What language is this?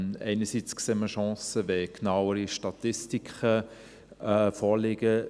Swiss German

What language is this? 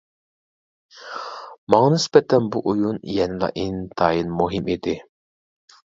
Uyghur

